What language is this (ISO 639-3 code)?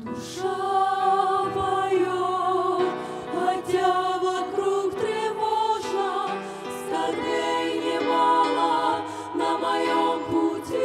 ukr